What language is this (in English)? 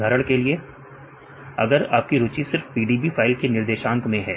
Hindi